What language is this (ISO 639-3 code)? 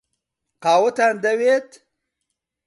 ckb